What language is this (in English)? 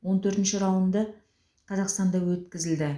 Kazakh